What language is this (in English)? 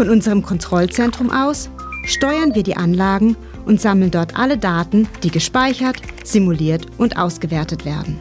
German